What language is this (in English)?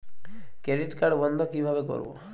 Bangla